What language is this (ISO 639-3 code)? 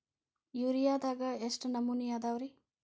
kan